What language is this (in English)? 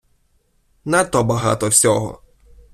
Ukrainian